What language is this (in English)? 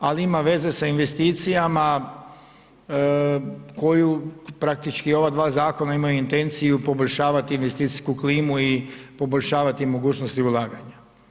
Croatian